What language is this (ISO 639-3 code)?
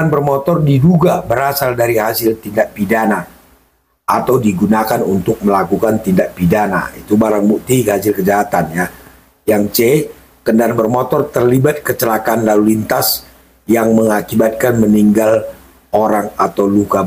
ind